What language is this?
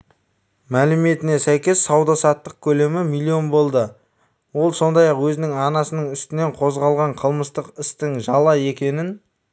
Kazakh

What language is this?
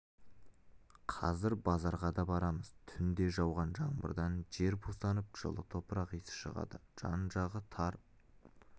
Kazakh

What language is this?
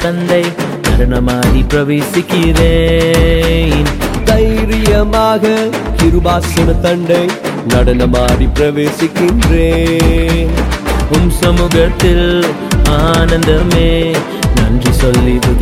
Urdu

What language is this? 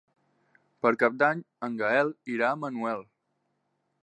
Catalan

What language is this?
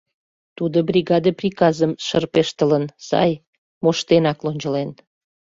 Mari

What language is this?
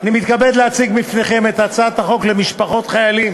Hebrew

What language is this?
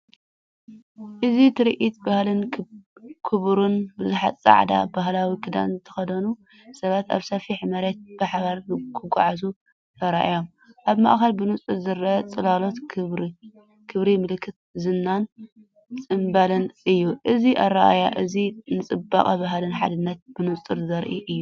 Tigrinya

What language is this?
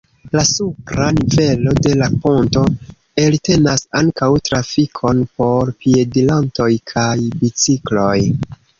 Esperanto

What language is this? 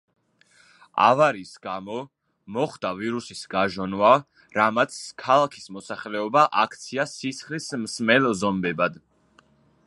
Georgian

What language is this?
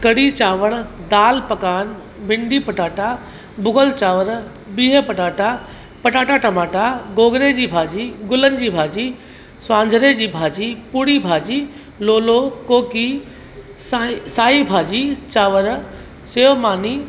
Sindhi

